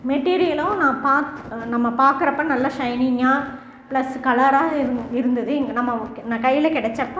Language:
Tamil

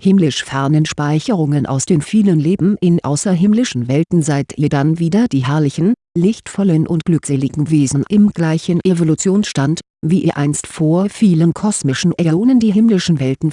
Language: German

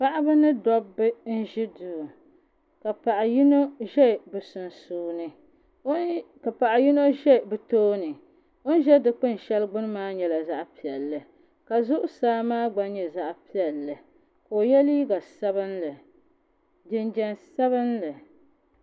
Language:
Dagbani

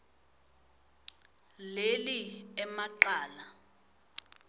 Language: Swati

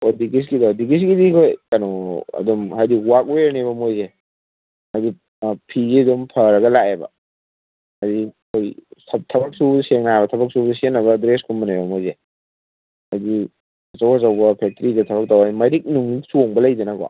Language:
Manipuri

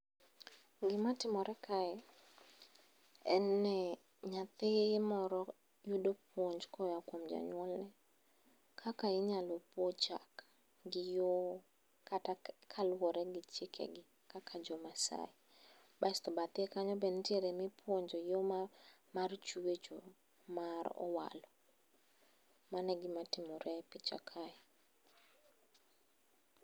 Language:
Luo (Kenya and Tanzania)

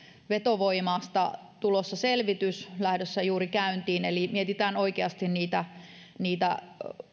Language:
Finnish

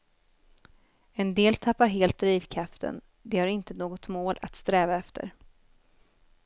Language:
Swedish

